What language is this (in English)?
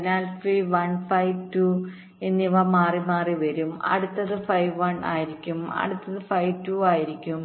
Malayalam